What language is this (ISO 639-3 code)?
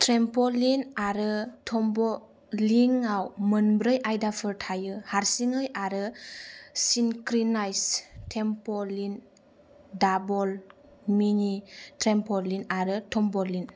brx